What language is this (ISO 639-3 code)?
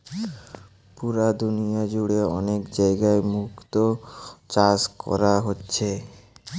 ben